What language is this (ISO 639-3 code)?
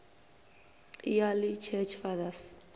ven